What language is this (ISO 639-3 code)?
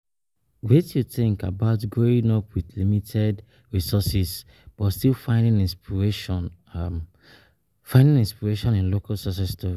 pcm